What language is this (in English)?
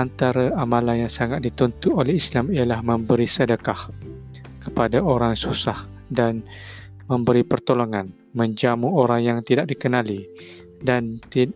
Malay